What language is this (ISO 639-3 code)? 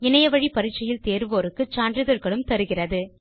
tam